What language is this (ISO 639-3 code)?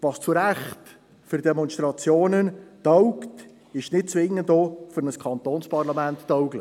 gsw